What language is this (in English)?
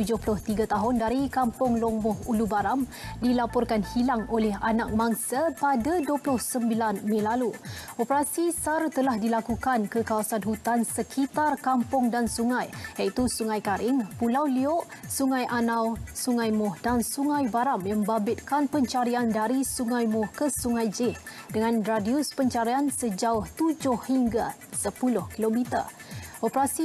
Malay